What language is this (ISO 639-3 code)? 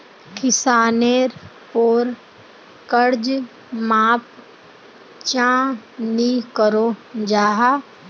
mag